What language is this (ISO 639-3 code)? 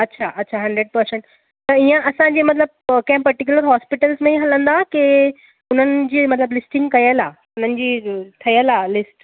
snd